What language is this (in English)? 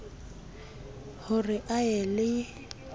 Southern Sotho